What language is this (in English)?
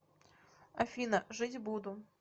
Russian